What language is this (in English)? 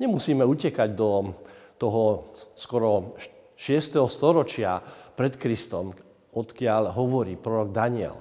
Slovak